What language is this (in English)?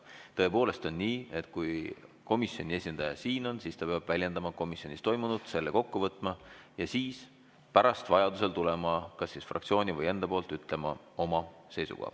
Estonian